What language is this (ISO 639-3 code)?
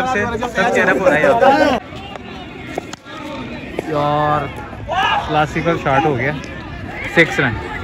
hin